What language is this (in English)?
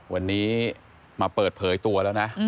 Thai